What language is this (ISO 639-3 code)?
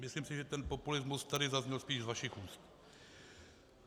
ces